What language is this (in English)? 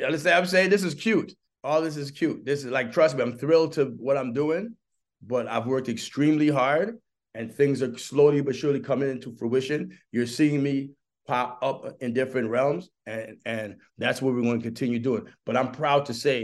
English